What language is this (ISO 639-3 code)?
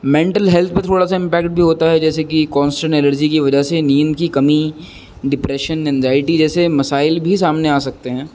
urd